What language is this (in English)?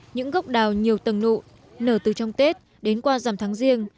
Vietnamese